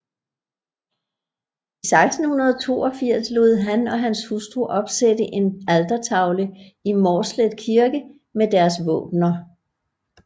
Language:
Danish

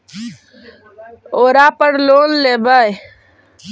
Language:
Magahi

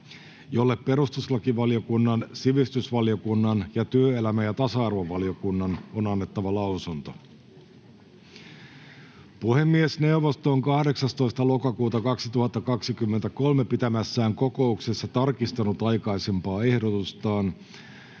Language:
Finnish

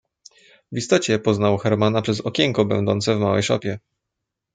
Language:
Polish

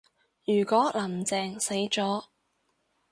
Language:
Cantonese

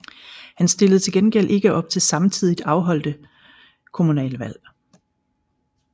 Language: Danish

